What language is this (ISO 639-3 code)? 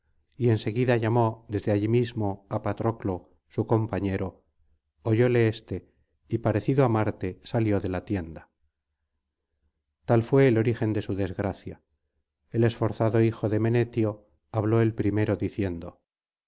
spa